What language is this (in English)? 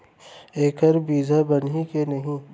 Chhattisgarhi